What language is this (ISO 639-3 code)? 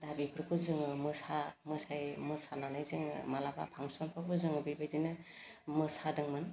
brx